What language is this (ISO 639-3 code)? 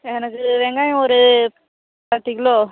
tam